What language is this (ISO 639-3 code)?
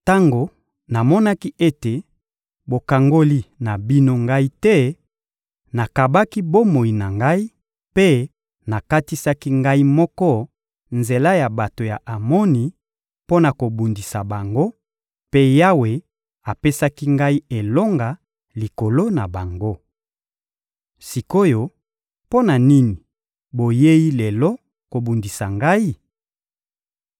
lin